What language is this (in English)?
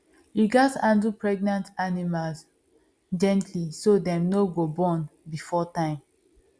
Nigerian Pidgin